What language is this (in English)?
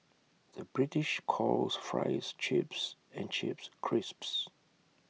English